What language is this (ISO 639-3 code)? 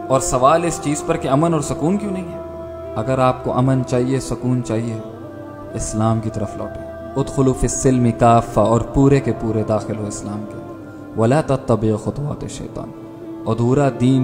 urd